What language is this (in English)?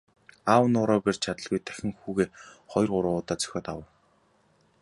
Mongolian